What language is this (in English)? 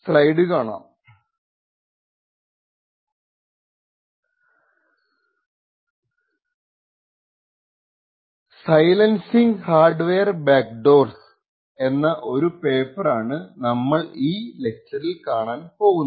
Malayalam